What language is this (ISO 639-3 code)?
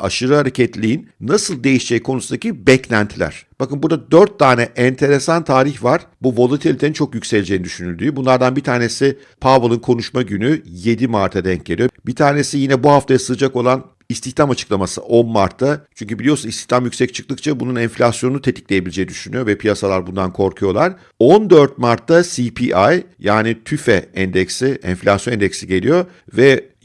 tur